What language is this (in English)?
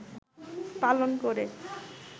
Bangla